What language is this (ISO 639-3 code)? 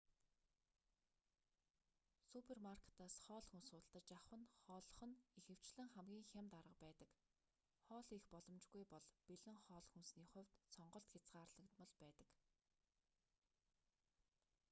mon